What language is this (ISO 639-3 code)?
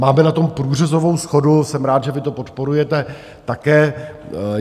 ces